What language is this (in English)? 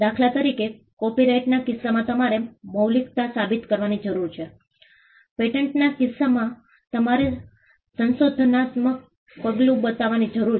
Gujarati